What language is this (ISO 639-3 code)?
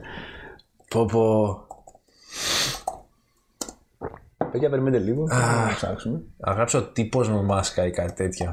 ell